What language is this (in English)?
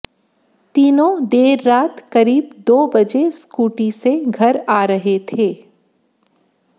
Hindi